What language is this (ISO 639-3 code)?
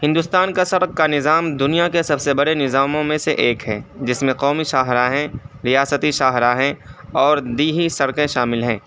urd